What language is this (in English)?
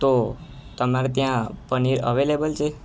Gujarati